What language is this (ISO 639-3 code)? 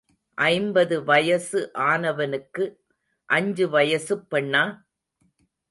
tam